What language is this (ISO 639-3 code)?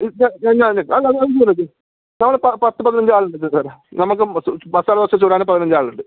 mal